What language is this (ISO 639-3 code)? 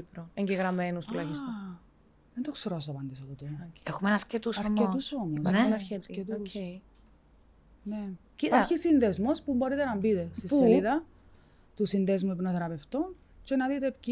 ell